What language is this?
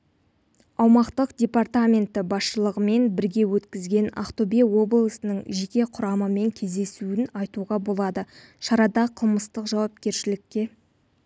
Kazakh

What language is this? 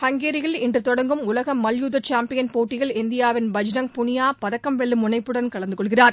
Tamil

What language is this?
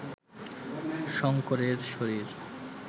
Bangla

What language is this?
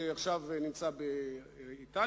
Hebrew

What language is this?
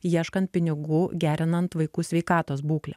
Lithuanian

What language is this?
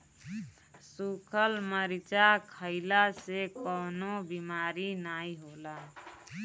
Bhojpuri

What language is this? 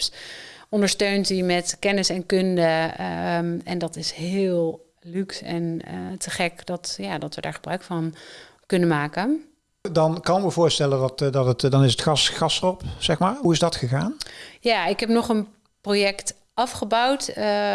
Dutch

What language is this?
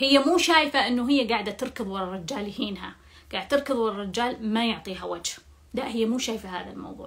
Arabic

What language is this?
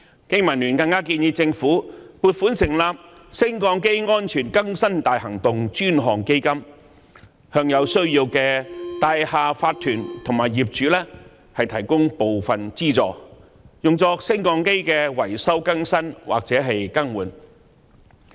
Cantonese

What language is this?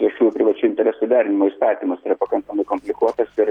Lithuanian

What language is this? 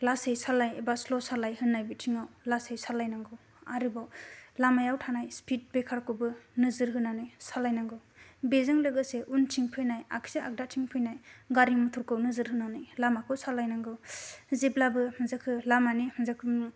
Bodo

